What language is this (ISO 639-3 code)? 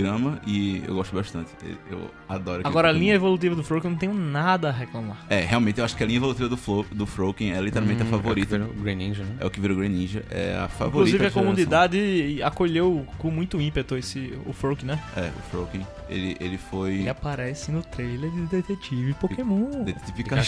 por